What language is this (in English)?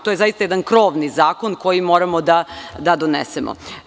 Serbian